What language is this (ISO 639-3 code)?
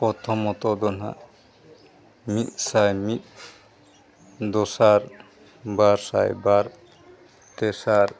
sat